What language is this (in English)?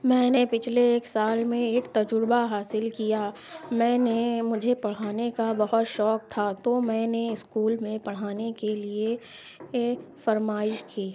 Urdu